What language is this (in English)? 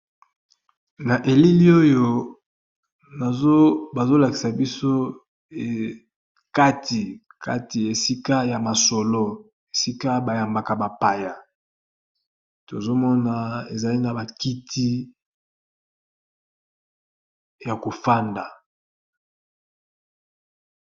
Lingala